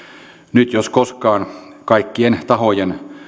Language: Finnish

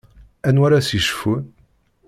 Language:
Kabyle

